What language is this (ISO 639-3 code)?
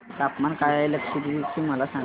mar